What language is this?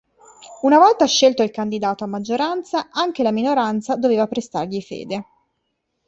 Italian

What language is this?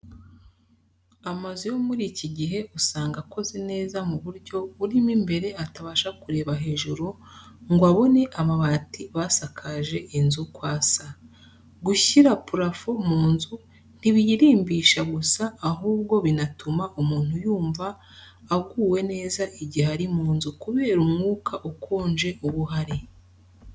Kinyarwanda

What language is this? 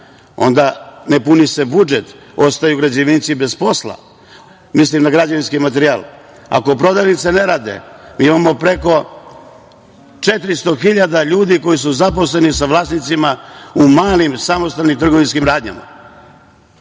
Serbian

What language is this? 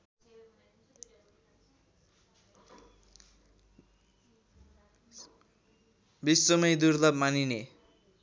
Nepali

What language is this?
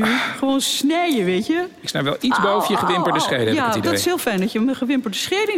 Dutch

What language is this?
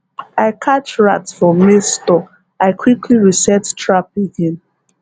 Nigerian Pidgin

